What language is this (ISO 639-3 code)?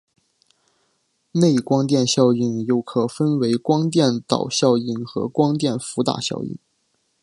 zho